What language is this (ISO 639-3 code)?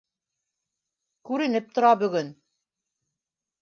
bak